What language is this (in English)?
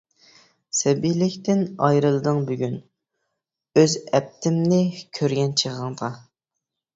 Uyghur